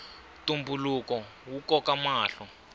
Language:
Tsonga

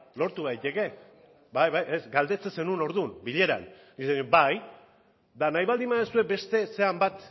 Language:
Basque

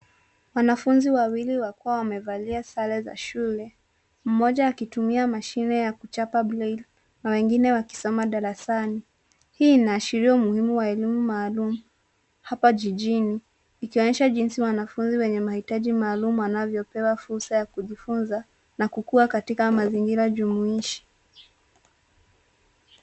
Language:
Swahili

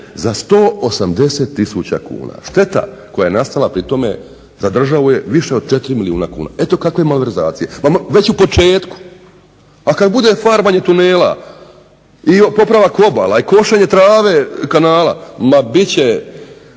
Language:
Croatian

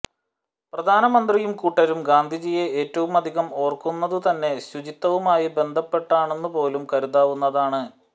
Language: Malayalam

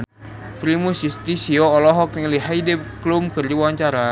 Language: Sundanese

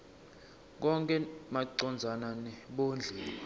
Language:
Swati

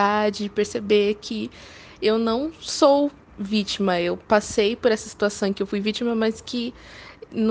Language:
Portuguese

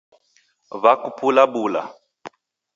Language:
Taita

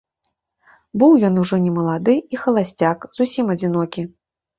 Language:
Belarusian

